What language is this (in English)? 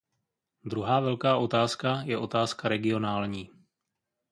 Czech